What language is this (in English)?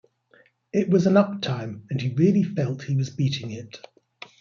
English